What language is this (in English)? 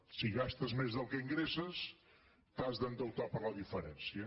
Catalan